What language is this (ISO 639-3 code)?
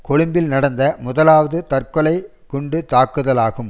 tam